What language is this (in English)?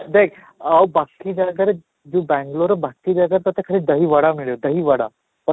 Odia